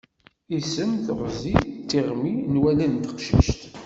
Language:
Kabyle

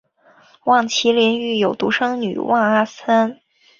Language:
Chinese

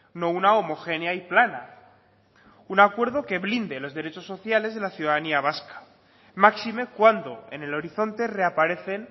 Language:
Spanish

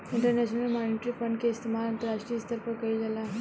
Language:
Bhojpuri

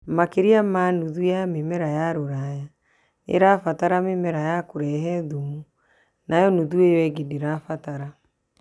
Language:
Kikuyu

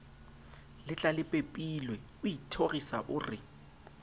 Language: Southern Sotho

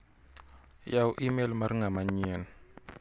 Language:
Luo (Kenya and Tanzania)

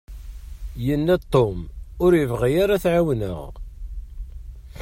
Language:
Kabyle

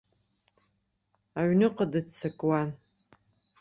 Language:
Abkhazian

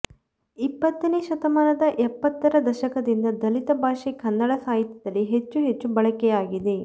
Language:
Kannada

